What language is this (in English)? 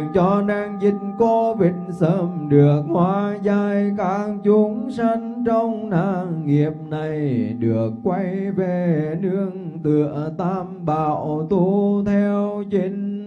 Vietnamese